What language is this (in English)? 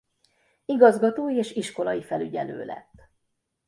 Hungarian